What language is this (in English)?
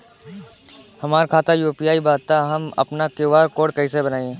Bhojpuri